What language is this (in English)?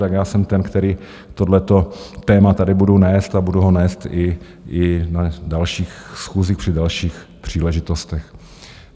Czech